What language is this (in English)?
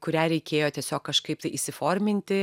Lithuanian